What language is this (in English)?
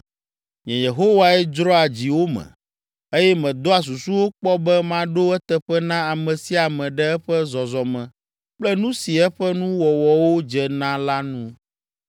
Ewe